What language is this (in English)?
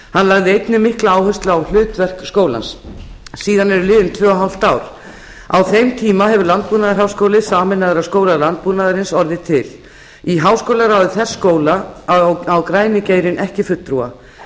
Icelandic